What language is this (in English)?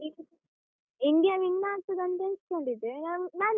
Kannada